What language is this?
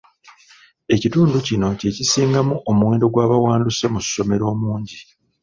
Ganda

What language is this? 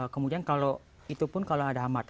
Indonesian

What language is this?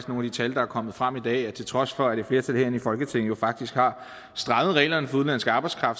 Danish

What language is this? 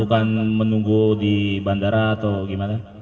Indonesian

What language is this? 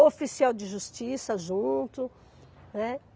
Portuguese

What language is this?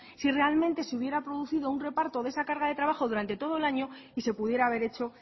Spanish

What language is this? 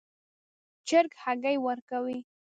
Pashto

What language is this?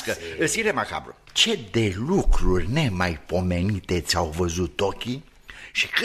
Romanian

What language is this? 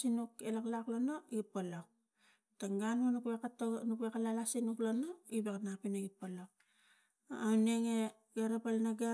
Tigak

